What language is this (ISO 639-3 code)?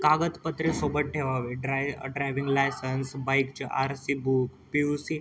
mar